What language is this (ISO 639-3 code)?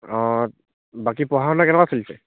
asm